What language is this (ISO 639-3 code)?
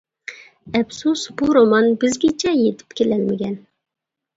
uig